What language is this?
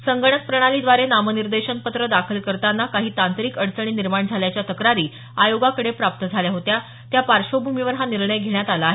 Marathi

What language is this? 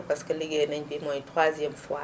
Wolof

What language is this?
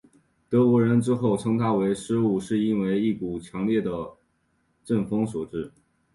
Chinese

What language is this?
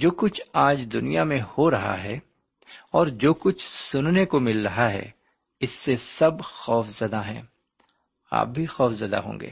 Urdu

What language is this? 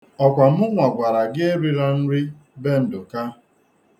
Igbo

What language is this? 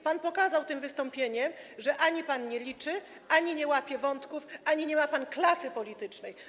Polish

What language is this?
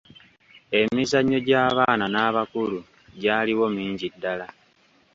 Ganda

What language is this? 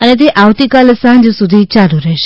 Gujarati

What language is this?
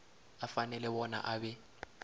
South Ndebele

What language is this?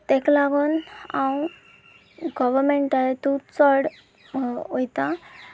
Konkani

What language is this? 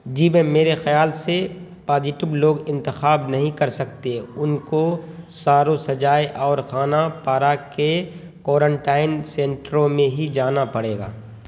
Urdu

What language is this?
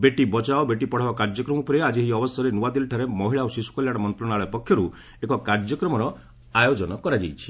Odia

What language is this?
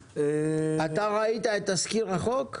Hebrew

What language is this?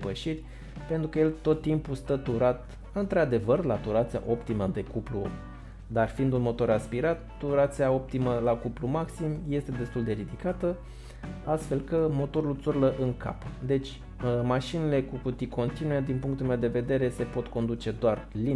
Romanian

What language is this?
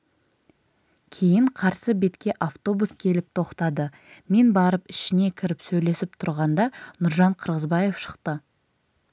Kazakh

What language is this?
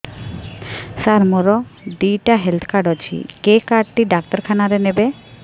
Odia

